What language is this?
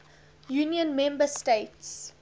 English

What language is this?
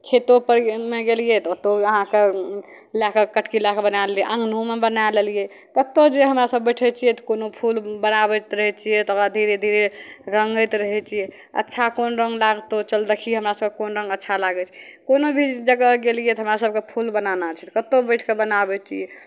Maithili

